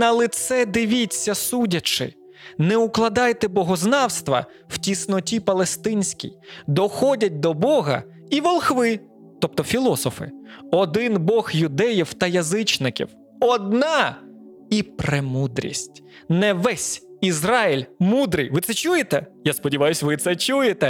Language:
Ukrainian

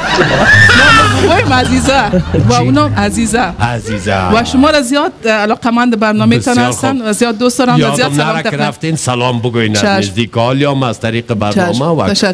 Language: Persian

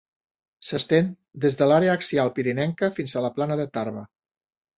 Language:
Catalan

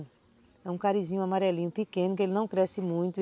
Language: Portuguese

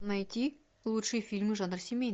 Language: Russian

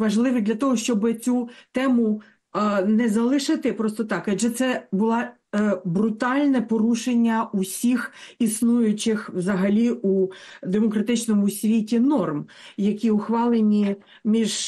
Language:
Ukrainian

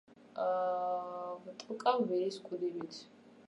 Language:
Georgian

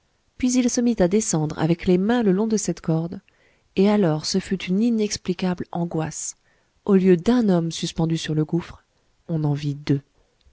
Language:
French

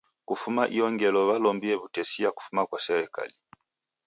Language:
Taita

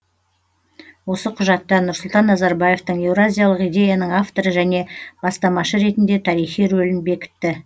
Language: Kazakh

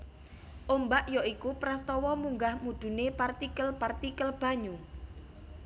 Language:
Javanese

